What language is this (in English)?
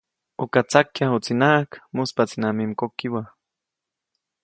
Copainalá Zoque